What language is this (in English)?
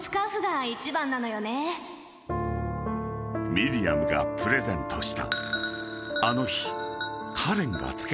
Japanese